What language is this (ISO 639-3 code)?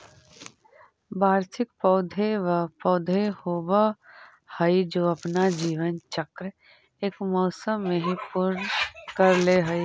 mag